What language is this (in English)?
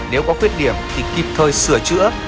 Vietnamese